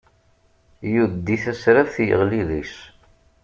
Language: Kabyle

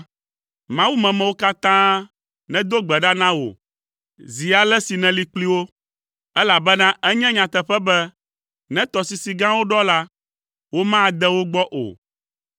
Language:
Ewe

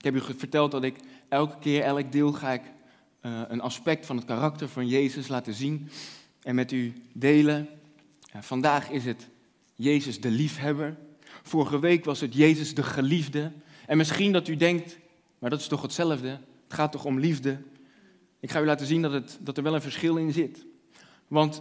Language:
Dutch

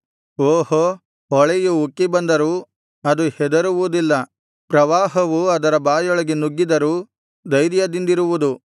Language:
Kannada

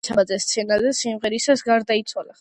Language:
Georgian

